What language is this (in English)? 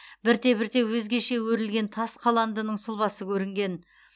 Kazakh